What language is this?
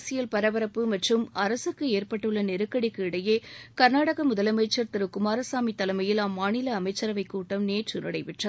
Tamil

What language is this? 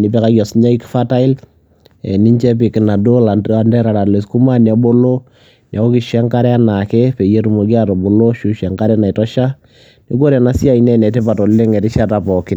Masai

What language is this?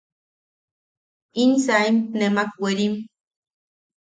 Yaqui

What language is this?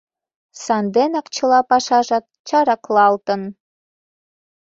Mari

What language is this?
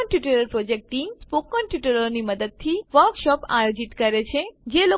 Gujarati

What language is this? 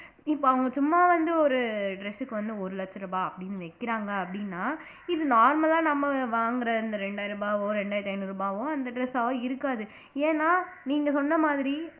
Tamil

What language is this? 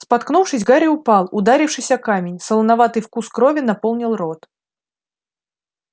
Russian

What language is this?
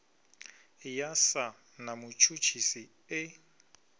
Venda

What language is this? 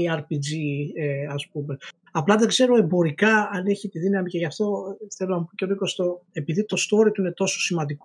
Greek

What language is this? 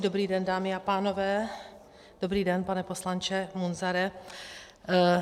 Czech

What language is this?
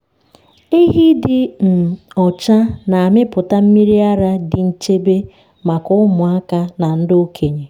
Igbo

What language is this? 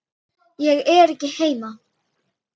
Icelandic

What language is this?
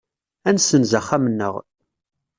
Kabyle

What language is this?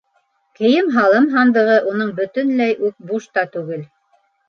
Bashkir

